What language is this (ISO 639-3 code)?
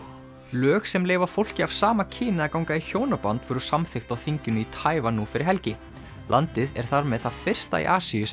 isl